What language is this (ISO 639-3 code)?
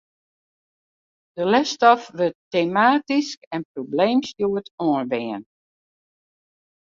fry